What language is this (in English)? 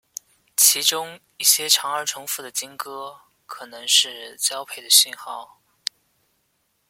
Chinese